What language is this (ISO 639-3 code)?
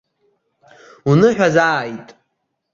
abk